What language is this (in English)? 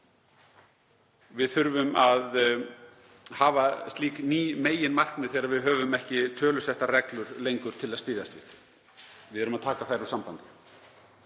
Icelandic